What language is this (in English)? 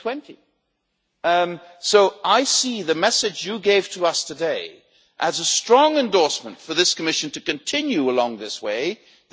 English